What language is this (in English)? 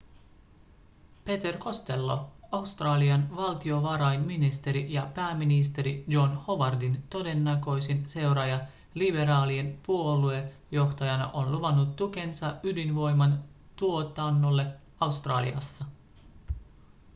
Finnish